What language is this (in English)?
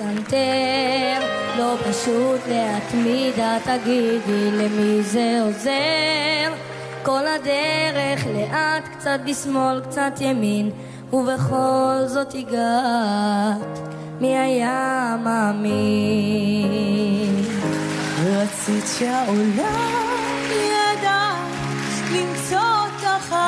Hebrew